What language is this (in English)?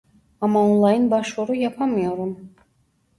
Turkish